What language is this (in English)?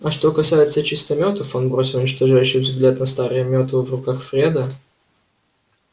Russian